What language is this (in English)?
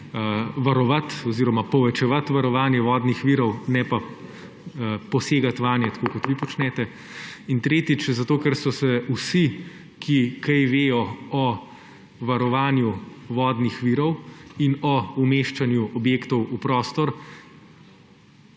Slovenian